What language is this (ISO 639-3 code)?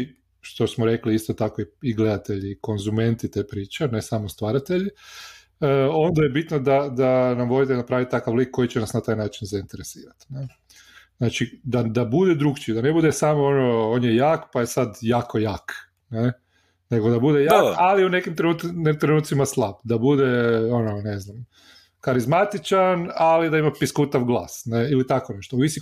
hrv